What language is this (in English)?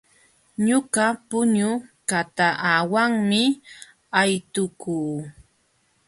Jauja Wanca Quechua